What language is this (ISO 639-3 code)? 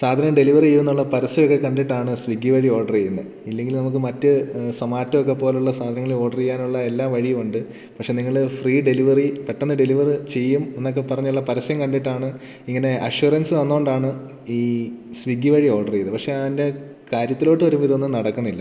mal